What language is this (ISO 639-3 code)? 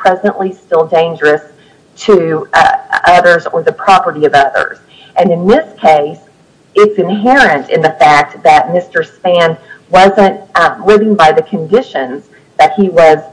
eng